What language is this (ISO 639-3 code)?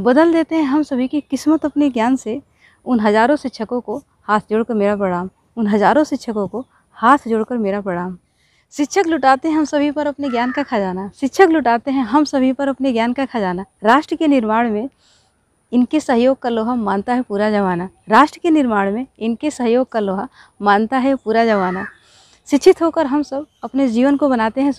hin